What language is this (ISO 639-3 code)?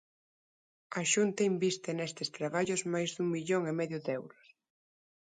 glg